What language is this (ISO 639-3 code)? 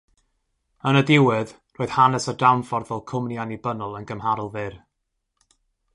cym